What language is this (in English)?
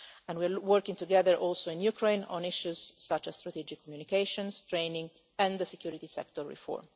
English